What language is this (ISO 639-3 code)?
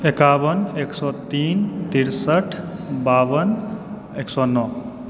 mai